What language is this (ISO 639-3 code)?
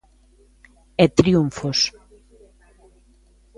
glg